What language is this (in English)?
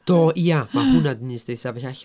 Welsh